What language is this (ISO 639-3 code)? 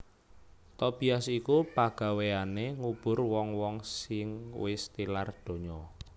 jav